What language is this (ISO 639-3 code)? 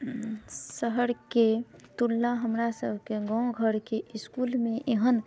mai